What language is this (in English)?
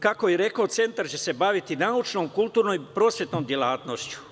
Serbian